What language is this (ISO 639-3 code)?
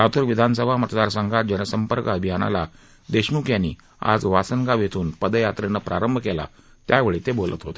mar